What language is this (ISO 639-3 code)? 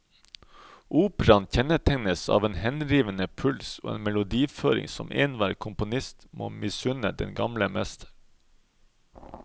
nor